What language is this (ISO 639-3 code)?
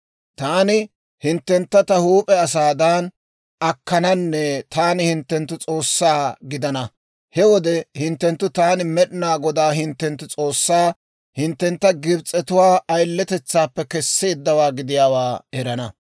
dwr